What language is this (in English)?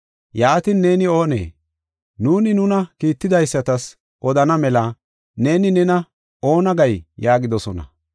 Gofa